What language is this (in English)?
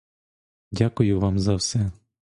Ukrainian